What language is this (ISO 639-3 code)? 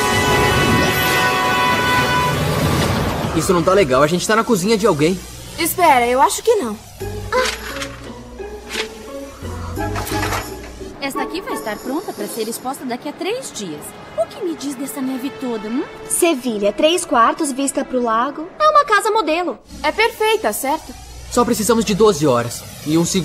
por